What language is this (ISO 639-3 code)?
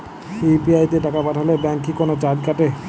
ben